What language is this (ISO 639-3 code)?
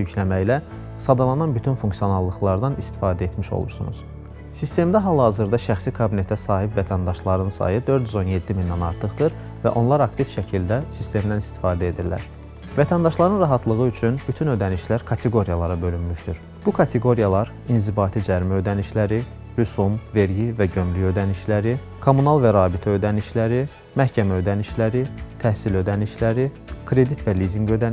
tur